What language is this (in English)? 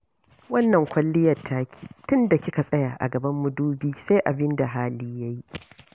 Hausa